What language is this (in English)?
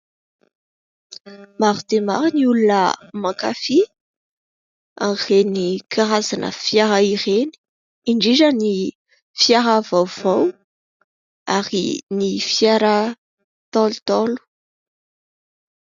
Malagasy